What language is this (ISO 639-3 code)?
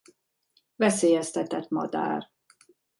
hun